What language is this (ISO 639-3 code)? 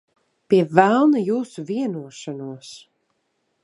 lav